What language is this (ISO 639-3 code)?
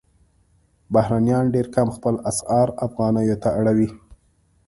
pus